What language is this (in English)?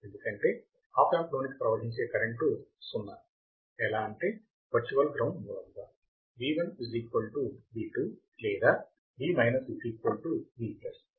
Telugu